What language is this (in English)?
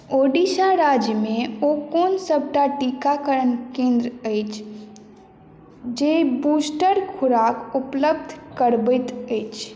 Maithili